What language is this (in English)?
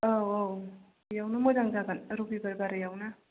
Bodo